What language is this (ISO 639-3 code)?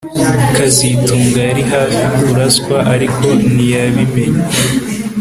kin